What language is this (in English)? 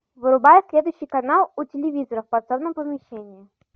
Russian